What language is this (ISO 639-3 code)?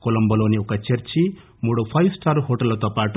tel